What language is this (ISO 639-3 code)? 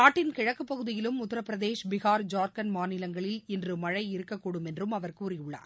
tam